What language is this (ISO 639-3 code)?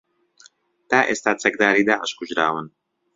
ckb